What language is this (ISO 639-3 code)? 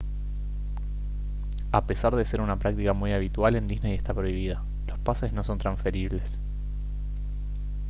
spa